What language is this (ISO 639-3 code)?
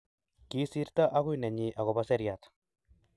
kln